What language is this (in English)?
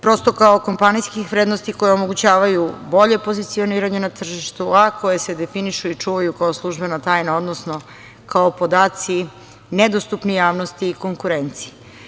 Serbian